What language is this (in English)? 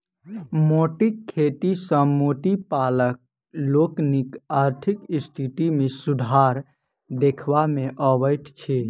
Maithili